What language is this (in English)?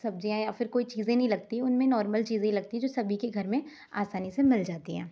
Hindi